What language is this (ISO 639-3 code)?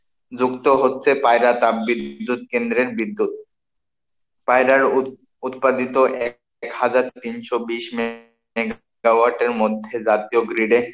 ben